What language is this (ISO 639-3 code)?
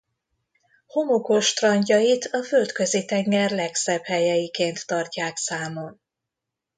hun